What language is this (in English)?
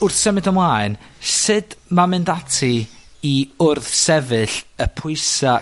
Welsh